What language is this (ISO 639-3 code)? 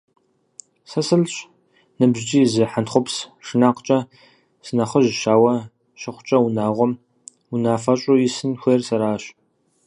kbd